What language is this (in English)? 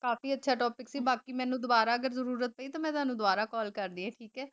Punjabi